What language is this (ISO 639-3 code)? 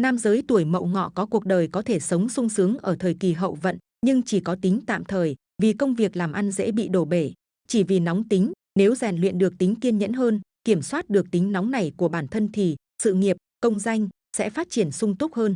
vie